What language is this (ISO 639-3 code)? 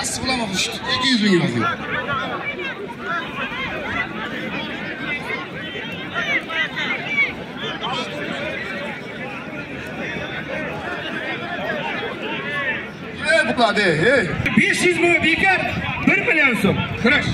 tur